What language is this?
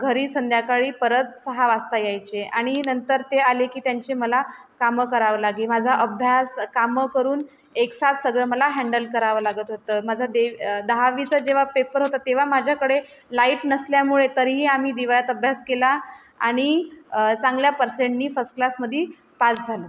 Marathi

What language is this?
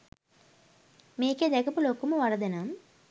Sinhala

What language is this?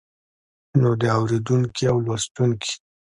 Pashto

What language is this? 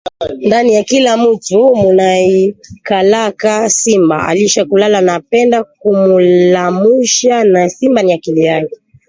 Swahili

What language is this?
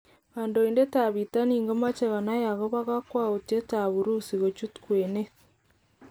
Kalenjin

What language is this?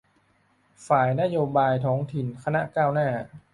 Thai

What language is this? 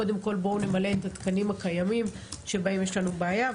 Hebrew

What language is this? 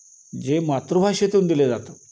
Marathi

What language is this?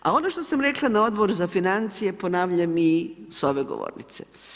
Croatian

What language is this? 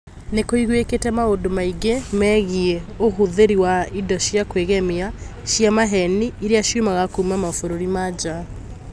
Kikuyu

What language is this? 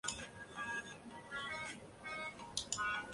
Chinese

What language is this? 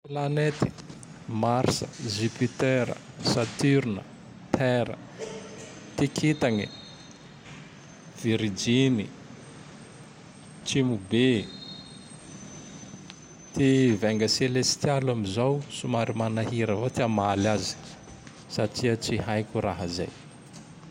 Tandroy-Mahafaly Malagasy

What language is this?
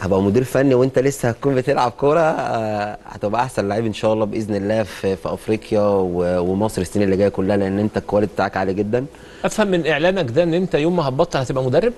Arabic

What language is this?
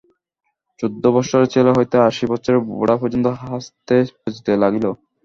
Bangla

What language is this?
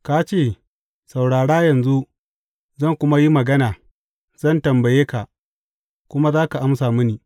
Hausa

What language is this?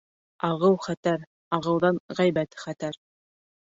Bashkir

